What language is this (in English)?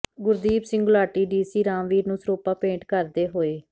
Punjabi